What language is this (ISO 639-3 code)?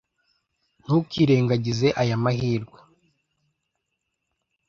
kin